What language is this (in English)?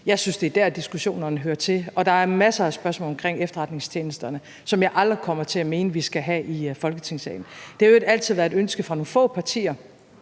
Danish